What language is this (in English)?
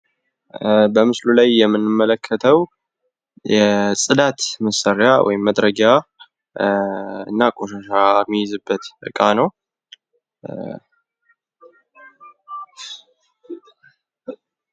Amharic